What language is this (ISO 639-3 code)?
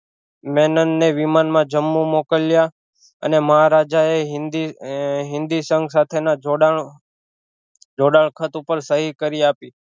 guj